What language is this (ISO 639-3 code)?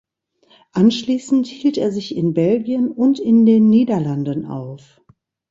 deu